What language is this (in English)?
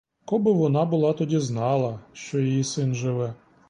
Ukrainian